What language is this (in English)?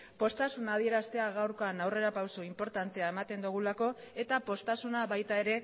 Basque